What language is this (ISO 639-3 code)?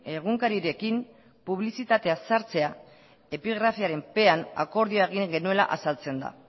eus